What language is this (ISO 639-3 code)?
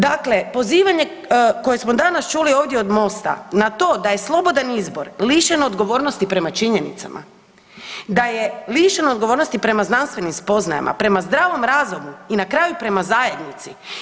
hrv